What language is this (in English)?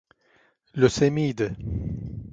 Turkish